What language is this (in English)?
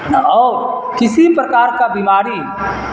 Urdu